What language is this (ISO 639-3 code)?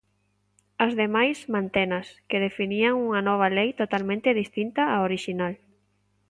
glg